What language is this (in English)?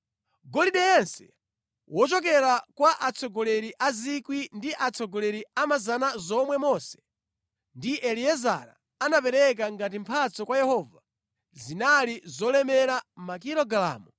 Nyanja